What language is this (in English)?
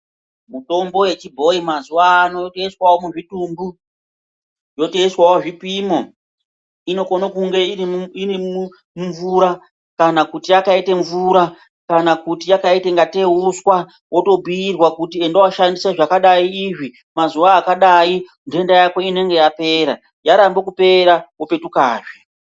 Ndau